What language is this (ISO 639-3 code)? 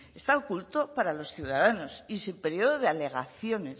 spa